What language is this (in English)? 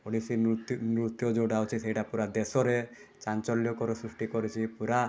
Odia